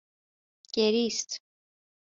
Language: Persian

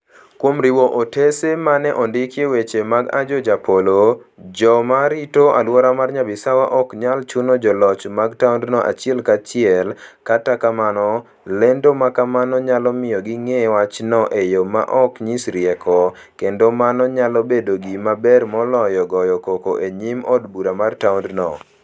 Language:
Luo (Kenya and Tanzania)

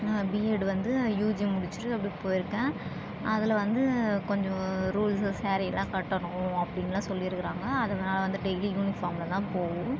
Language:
Tamil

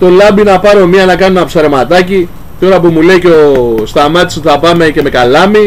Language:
Greek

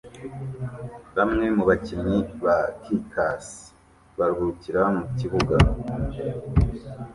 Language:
Kinyarwanda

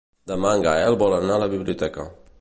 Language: Catalan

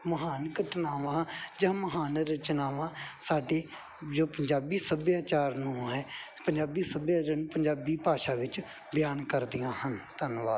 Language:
Punjabi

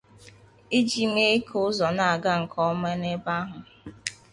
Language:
Igbo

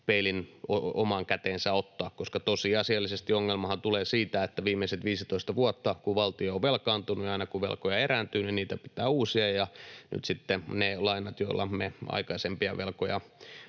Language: Finnish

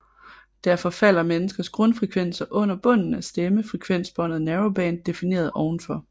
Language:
Danish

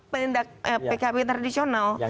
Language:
Indonesian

